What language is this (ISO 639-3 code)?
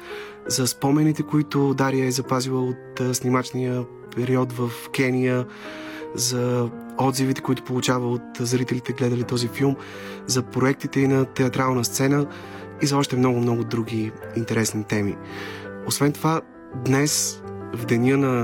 bul